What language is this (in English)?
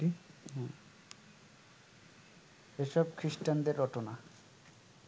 Bangla